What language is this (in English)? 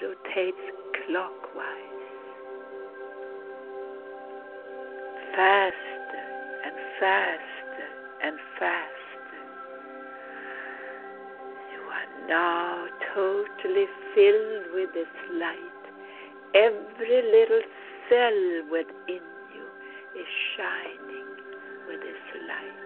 English